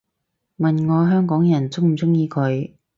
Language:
Cantonese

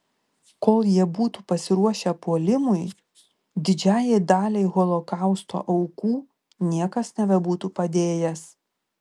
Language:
Lithuanian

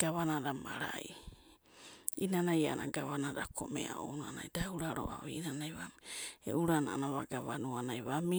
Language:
Abadi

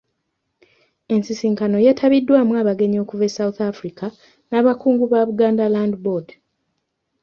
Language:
Ganda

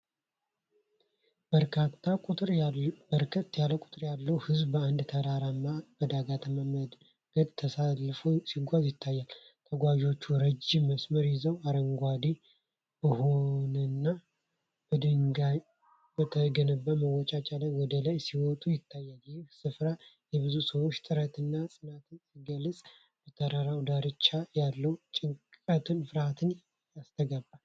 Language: Amharic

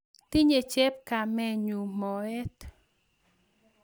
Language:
Kalenjin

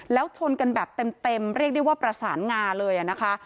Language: Thai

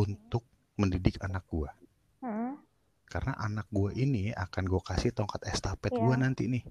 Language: Indonesian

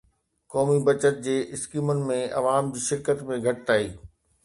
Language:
Sindhi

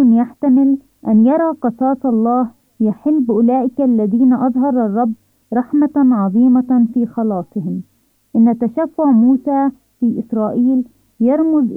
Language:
Arabic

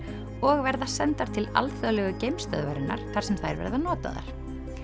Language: Icelandic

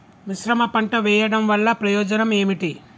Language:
Telugu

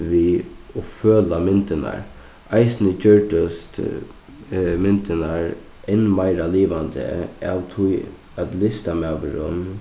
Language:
Faroese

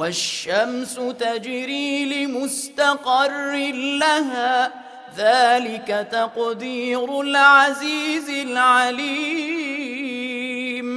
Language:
Arabic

